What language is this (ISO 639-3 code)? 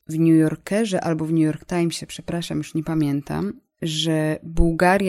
pol